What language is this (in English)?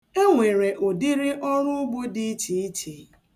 Igbo